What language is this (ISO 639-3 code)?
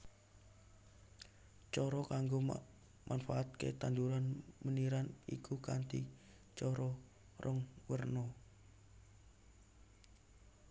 jav